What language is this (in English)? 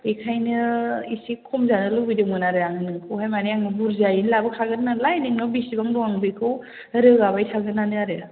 Bodo